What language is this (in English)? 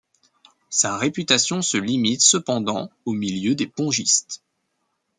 French